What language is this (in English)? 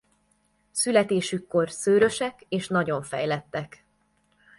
Hungarian